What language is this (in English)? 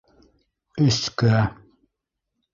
Bashkir